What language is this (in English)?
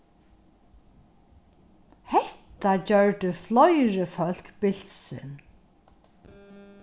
Faroese